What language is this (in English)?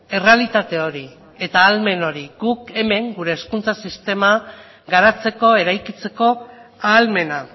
Basque